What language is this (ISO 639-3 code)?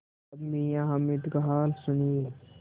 hin